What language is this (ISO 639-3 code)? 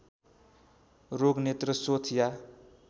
nep